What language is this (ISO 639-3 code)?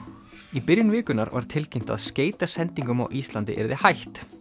isl